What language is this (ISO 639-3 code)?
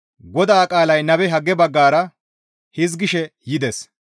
gmv